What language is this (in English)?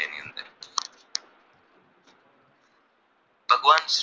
Gujarati